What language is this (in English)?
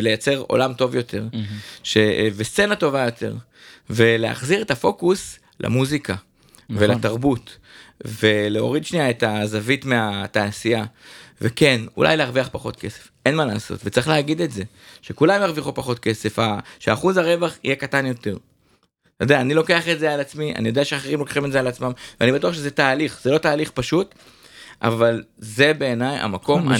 Hebrew